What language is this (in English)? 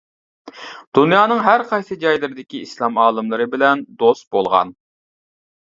Uyghur